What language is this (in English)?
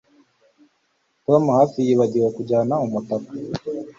Kinyarwanda